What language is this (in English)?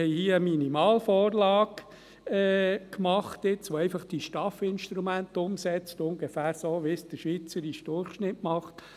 Swiss German